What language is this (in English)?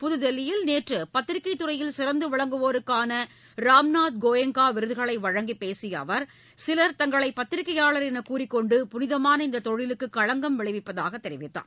Tamil